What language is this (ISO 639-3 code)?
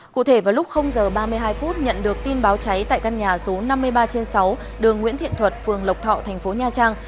vie